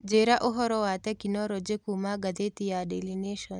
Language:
Kikuyu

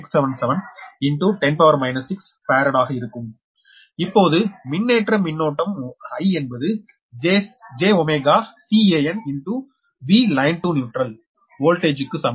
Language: Tamil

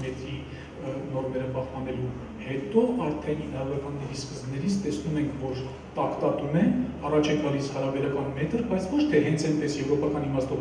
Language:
Turkish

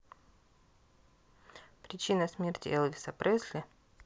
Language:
Russian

